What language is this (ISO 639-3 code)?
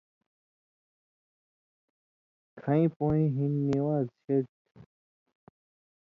mvy